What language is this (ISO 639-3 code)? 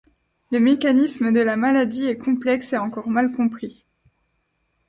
fra